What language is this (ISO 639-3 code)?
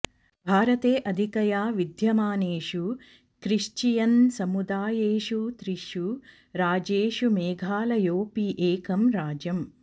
san